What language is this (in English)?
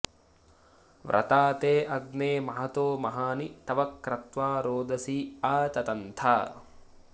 Sanskrit